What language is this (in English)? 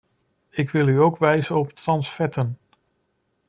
Dutch